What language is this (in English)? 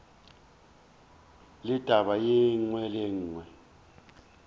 Northern Sotho